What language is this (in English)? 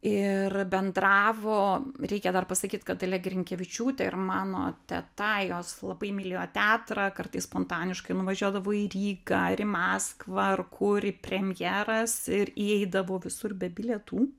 Lithuanian